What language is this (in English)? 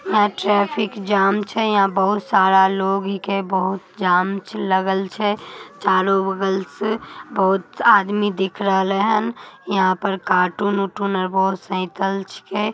Magahi